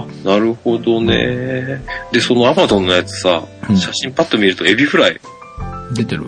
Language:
Japanese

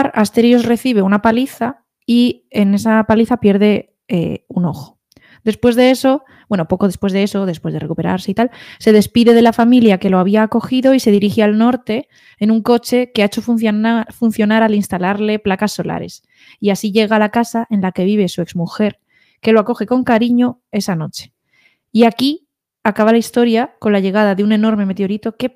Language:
Spanish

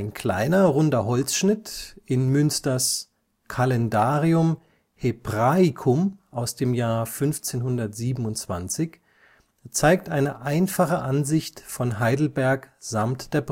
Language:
German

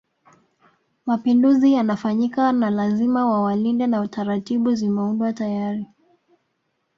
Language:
Swahili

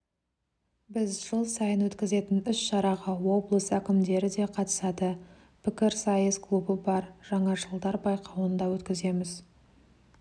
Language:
Kazakh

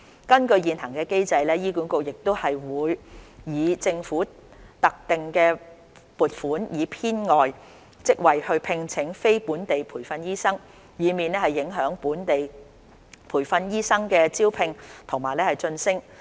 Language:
Cantonese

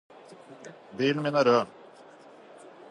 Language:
Norwegian Bokmål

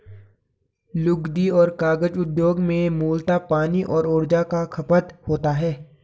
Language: Hindi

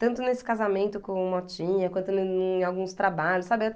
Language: Portuguese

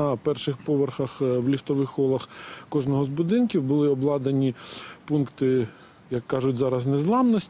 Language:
Ukrainian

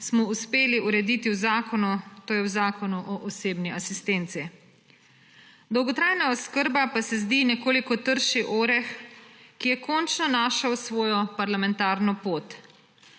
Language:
Slovenian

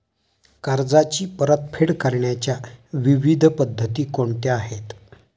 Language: Marathi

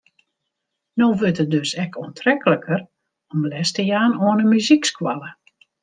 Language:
Western Frisian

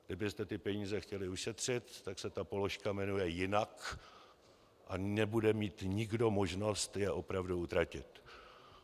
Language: Czech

